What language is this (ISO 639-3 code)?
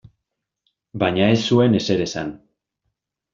eus